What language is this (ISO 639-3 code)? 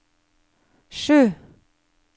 nor